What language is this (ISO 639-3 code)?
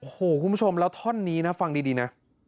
tha